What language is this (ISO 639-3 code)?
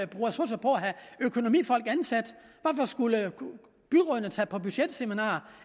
dan